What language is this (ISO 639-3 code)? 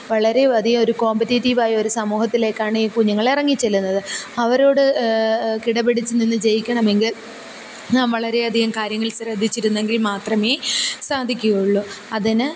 mal